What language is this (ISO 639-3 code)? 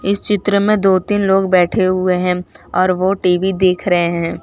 hin